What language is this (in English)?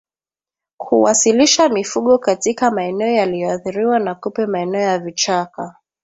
Swahili